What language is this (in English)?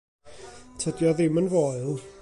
Welsh